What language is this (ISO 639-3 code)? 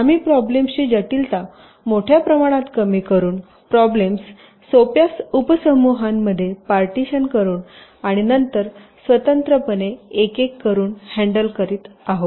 mar